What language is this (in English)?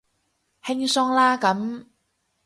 Cantonese